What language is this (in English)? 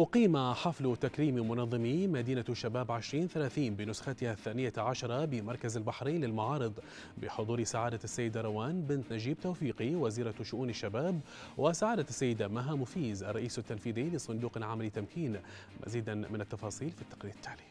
Arabic